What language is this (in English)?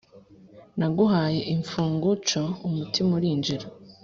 Kinyarwanda